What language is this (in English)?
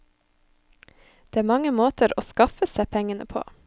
Norwegian